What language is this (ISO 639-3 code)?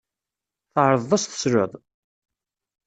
kab